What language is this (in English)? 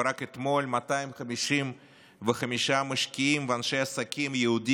Hebrew